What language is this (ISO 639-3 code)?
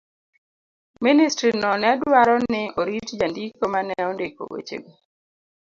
luo